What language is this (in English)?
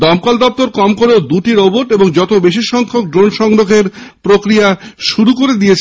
Bangla